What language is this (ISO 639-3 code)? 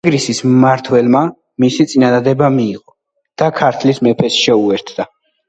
kat